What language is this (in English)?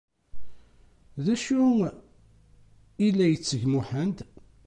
Kabyle